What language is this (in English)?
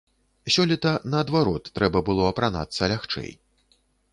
Belarusian